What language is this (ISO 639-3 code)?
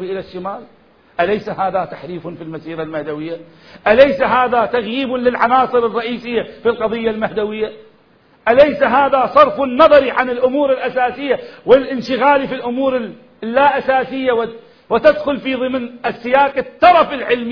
ara